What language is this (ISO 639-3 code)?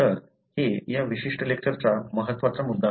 mar